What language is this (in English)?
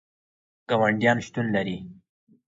Pashto